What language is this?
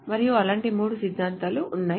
Telugu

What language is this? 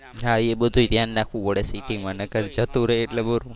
Gujarati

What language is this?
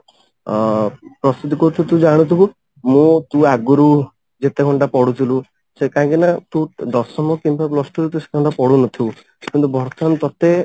Odia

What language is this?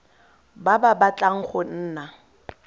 Tswana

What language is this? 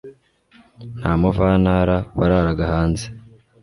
Kinyarwanda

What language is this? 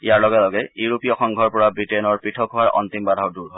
Assamese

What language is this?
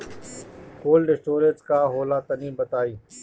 Bhojpuri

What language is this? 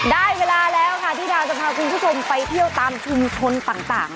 Thai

